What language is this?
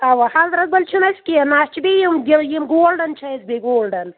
Kashmiri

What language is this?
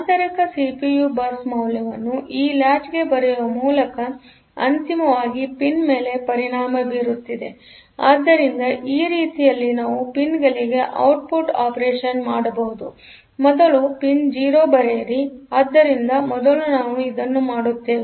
Kannada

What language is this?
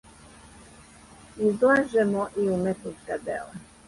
Serbian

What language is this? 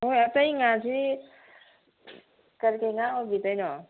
Manipuri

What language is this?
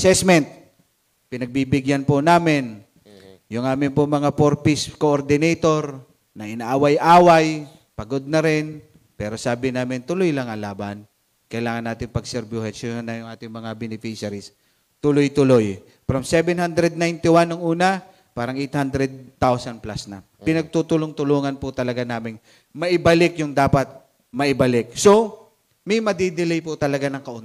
Filipino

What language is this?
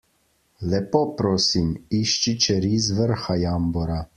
Slovenian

